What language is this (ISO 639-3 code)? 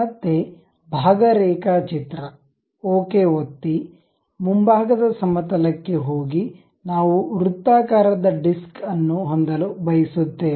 kan